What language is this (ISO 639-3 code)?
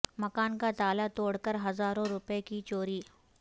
urd